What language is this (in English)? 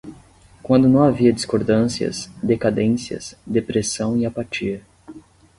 Portuguese